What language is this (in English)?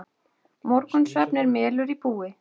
Icelandic